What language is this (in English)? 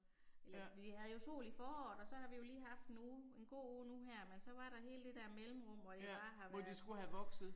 Danish